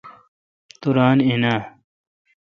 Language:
Kalkoti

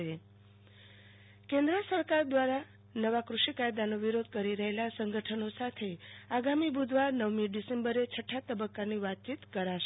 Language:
Gujarati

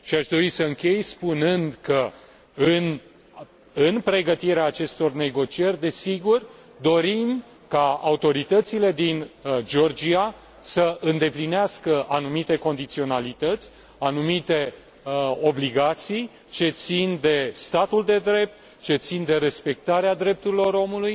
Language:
Romanian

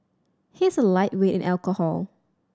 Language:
English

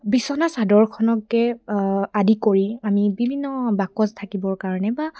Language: Assamese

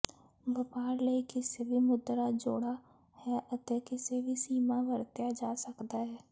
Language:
Punjabi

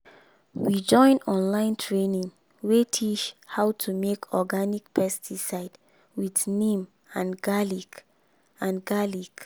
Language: Nigerian Pidgin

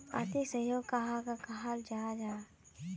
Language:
Magahi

